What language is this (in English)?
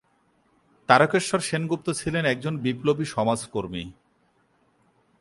Bangla